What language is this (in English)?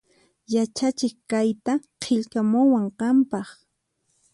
Puno Quechua